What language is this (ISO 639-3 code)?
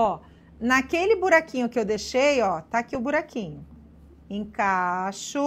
por